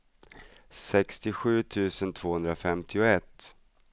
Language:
Swedish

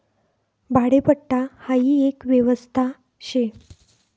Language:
Marathi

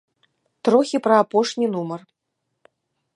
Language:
Belarusian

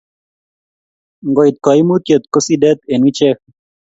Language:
Kalenjin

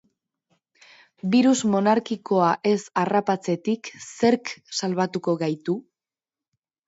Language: Basque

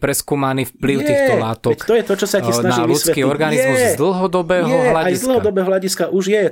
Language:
Slovak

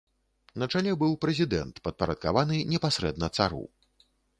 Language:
Belarusian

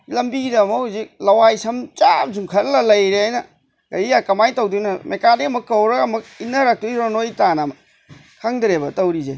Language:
Manipuri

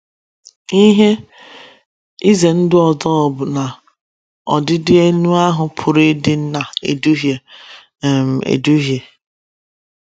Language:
Igbo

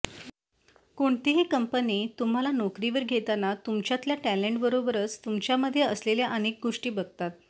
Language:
Marathi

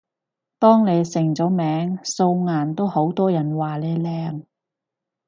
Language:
Cantonese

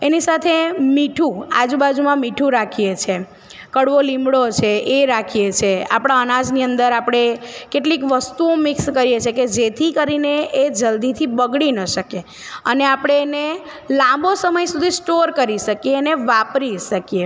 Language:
Gujarati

